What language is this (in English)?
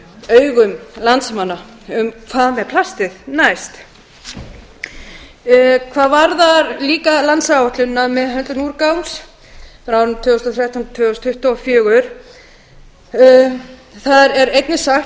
Icelandic